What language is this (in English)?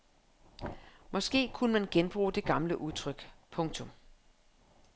Danish